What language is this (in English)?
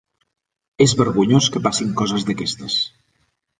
Catalan